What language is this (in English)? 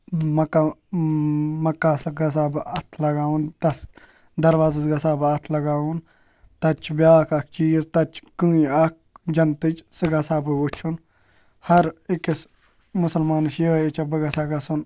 Kashmiri